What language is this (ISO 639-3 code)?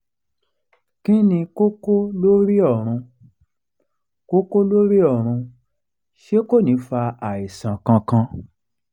yor